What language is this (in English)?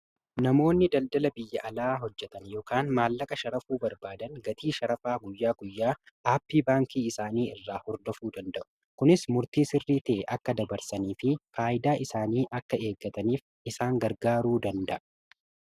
Oromo